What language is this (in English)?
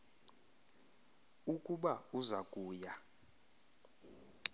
Xhosa